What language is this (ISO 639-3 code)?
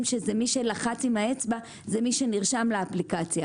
heb